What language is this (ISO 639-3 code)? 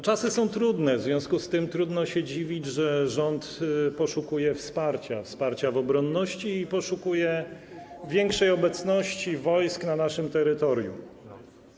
pol